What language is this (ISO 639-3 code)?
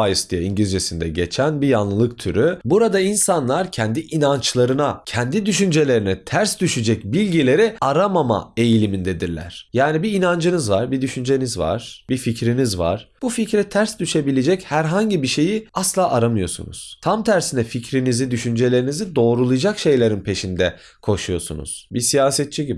tur